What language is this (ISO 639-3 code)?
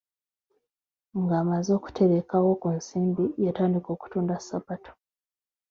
lug